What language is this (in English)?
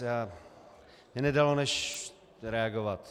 Czech